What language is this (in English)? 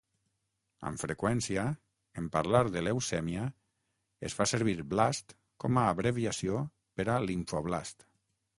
Catalan